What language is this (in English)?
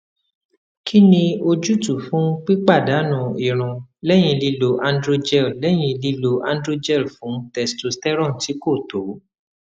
Yoruba